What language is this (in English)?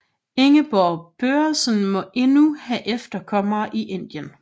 Danish